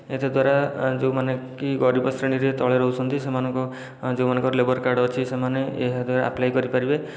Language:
Odia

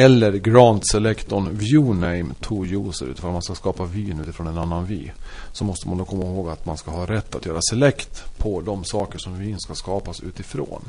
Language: Swedish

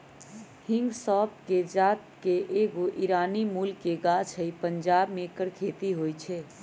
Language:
Magahi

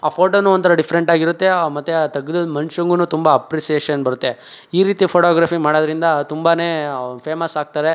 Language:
Kannada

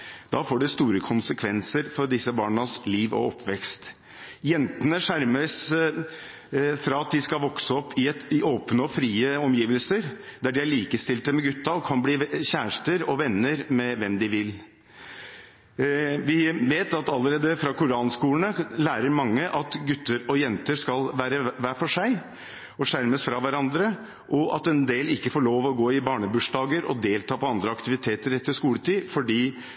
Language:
Norwegian Bokmål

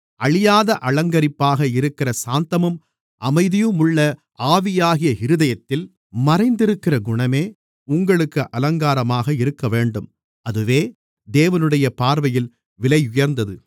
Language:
Tamil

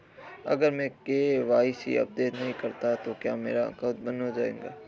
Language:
Hindi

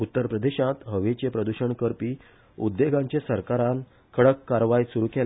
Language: Konkani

